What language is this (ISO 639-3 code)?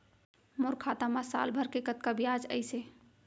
hne